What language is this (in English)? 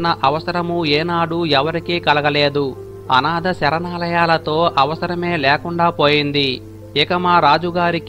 Telugu